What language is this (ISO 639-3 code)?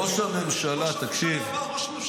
heb